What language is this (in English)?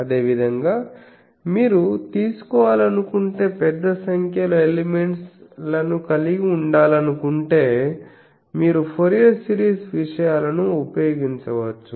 Telugu